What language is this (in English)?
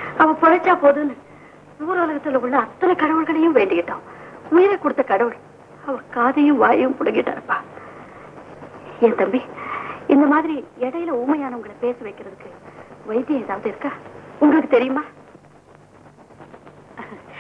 Indonesian